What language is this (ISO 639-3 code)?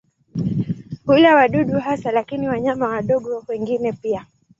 swa